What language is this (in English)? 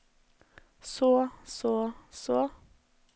Norwegian